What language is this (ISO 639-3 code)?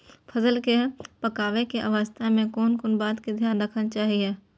mai